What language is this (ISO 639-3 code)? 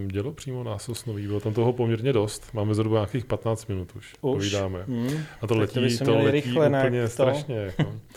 ces